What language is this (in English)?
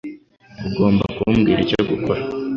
Kinyarwanda